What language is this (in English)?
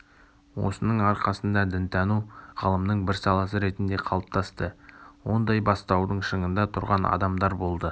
Kazakh